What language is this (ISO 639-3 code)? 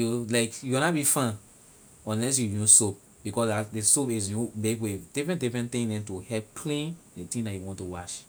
lir